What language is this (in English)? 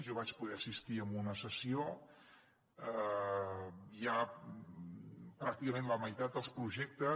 Catalan